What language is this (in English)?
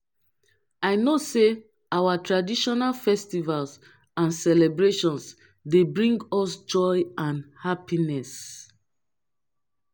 Nigerian Pidgin